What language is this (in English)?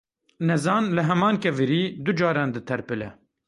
Kurdish